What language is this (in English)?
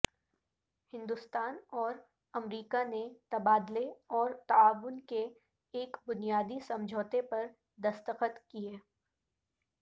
Urdu